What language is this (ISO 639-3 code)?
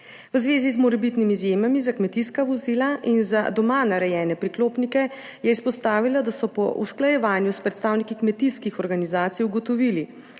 slv